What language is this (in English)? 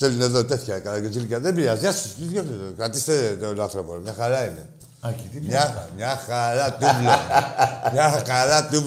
Greek